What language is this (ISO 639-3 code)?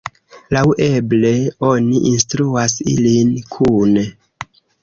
epo